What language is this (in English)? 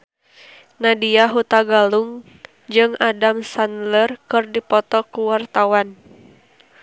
Sundanese